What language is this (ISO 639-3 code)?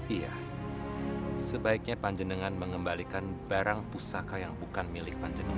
ind